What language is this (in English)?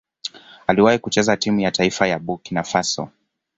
Swahili